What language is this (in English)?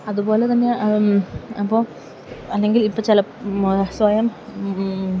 Malayalam